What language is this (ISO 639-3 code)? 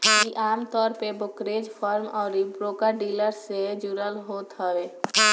bho